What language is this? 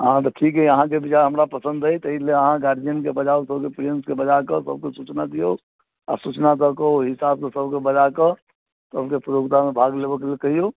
Maithili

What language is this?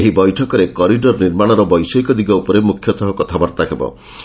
Odia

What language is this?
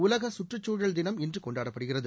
Tamil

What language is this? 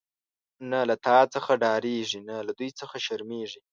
Pashto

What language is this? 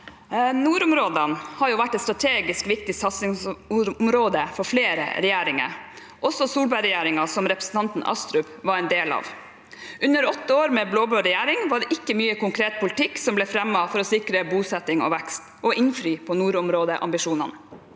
Norwegian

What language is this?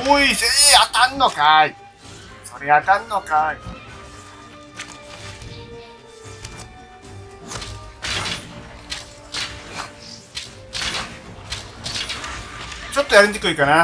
Japanese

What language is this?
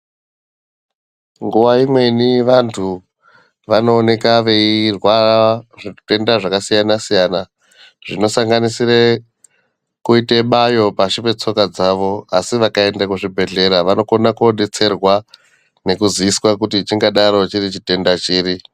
Ndau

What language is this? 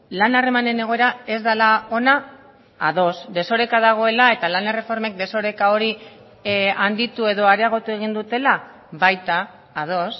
Basque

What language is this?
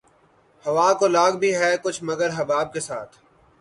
Urdu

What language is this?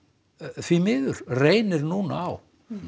Icelandic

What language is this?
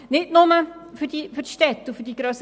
Swiss German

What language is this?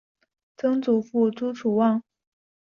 Chinese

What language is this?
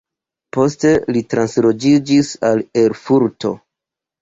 Esperanto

